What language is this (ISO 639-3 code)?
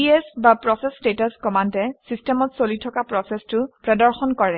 asm